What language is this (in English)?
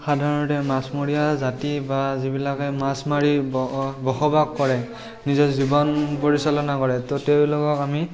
Assamese